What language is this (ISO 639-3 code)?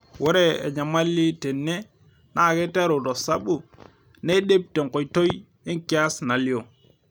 mas